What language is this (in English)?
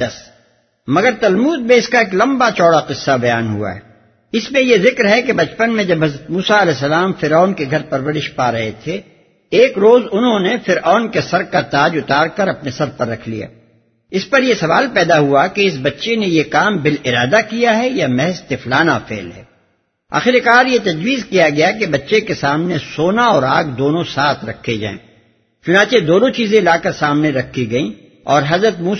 Urdu